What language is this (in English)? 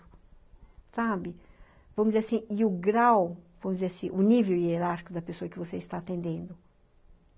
Portuguese